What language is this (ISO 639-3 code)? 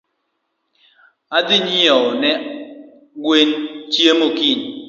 luo